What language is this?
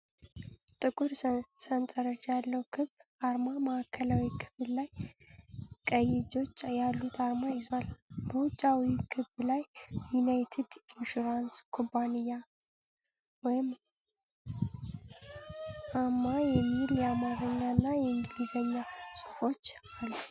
Amharic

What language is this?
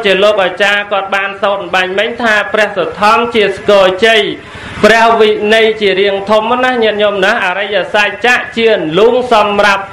Vietnamese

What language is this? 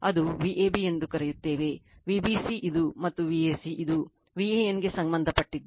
Kannada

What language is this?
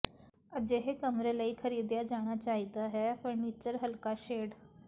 Punjabi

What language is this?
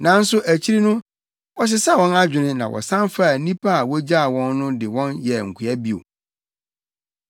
Akan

